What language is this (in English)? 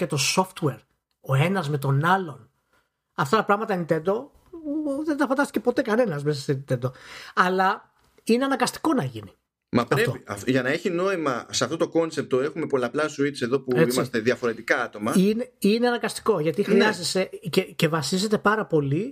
Greek